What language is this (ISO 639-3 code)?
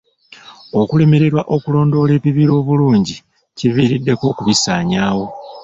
lug